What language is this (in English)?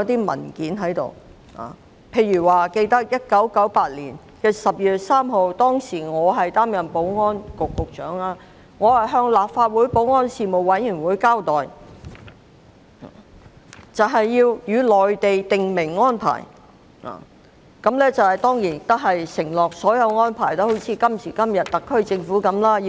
Cantonese